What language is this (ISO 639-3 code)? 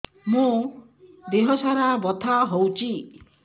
ori